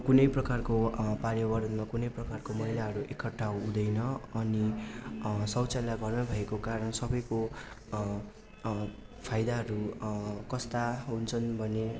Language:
Nepali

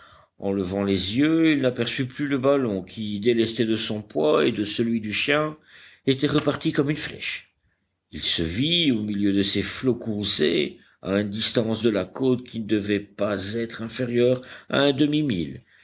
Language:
French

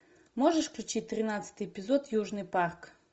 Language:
Russian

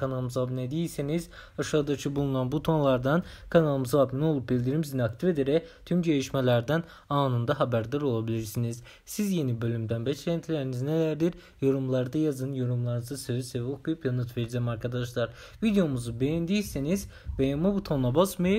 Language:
Turkish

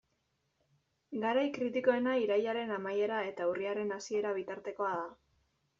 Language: Basque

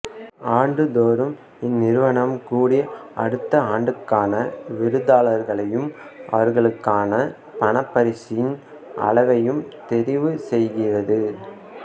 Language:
Tamil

